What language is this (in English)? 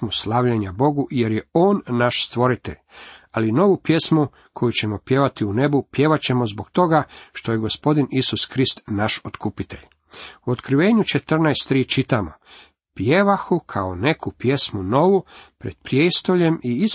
Croatian